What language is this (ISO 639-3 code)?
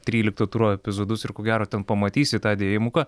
lit